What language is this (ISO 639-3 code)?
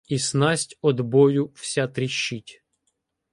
ukr